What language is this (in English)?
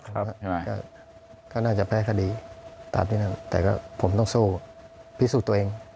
Thai